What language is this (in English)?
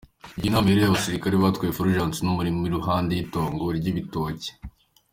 Kinyarwanda